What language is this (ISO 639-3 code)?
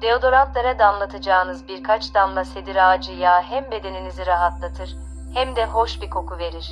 tur